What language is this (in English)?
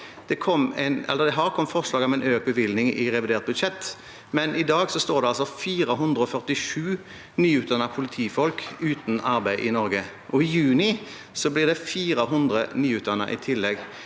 Norwegian